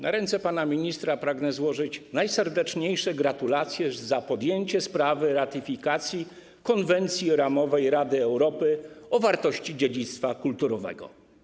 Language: Polish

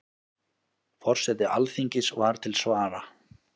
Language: Icelandic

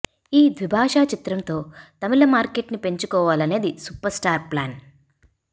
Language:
Telugu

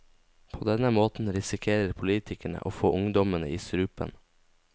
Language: Norwegian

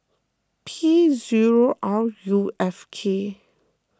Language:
English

